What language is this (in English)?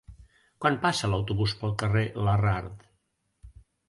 Catalan